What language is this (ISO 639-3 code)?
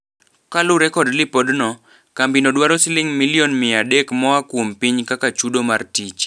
luo